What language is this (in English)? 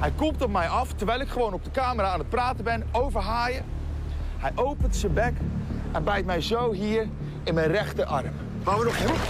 Dutch